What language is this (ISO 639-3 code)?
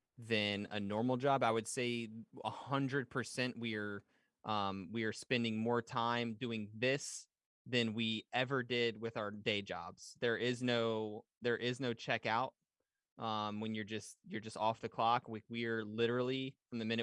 eng